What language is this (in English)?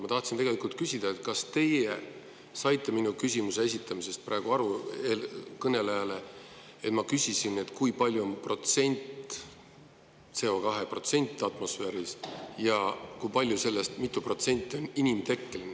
Estonian